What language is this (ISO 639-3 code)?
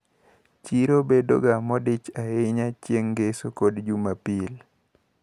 luo